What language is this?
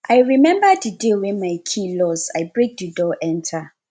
Nigerian Pidgin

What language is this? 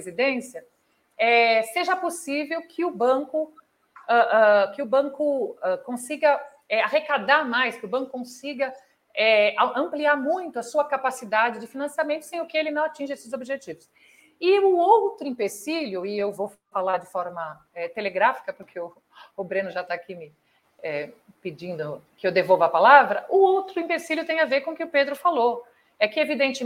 Portuguese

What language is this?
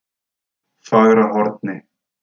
Icelandic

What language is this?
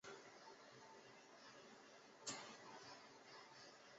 Chinese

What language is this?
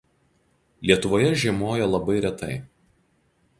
Lithuanian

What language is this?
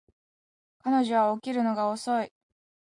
Japanese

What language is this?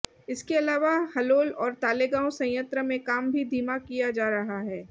Hindi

